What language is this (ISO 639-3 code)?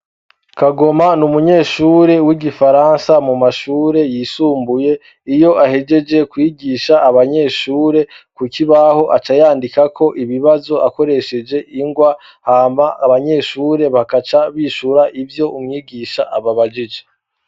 run